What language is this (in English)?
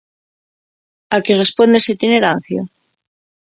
Galician